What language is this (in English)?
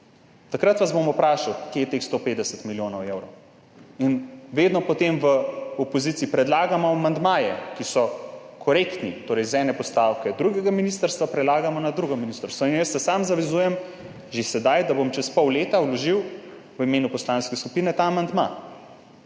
Slovenian